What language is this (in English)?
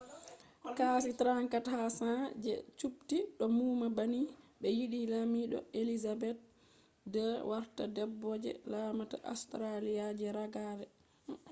Fula